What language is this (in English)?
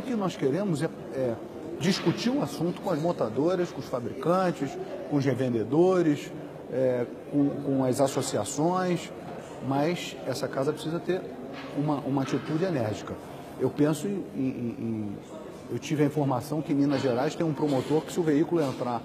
Portuguese